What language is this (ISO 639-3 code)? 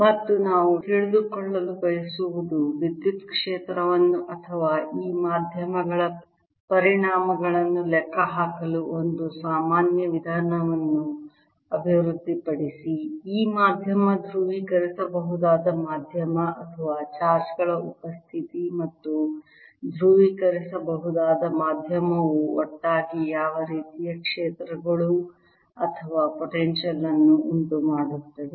kan